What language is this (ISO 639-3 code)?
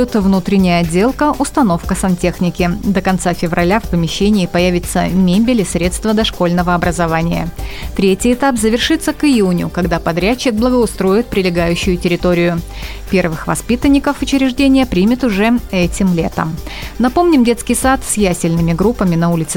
rus